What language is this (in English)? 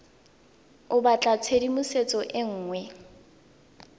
Tswana